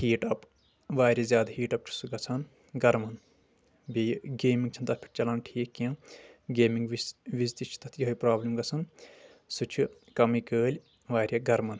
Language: Kashmiri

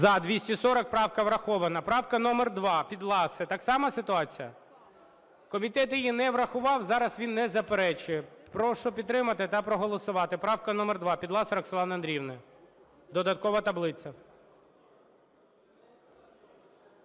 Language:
Ukrainian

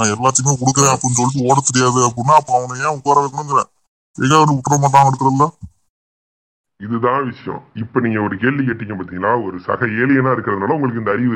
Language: Tamil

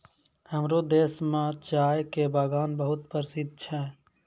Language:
Maithili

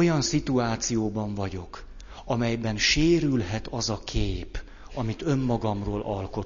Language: Hungarian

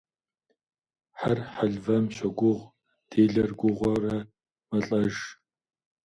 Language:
Kabardian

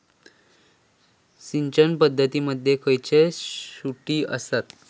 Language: Marathi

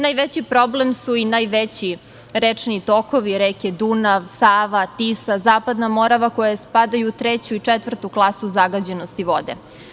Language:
Serbian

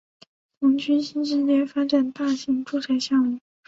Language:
Chinese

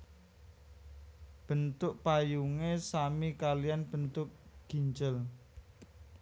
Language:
Javanese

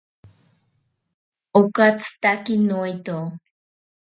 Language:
Ashéninka Perené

